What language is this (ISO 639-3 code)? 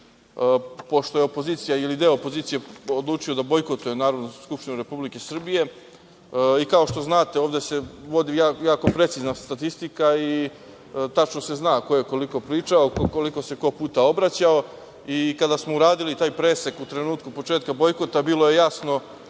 srp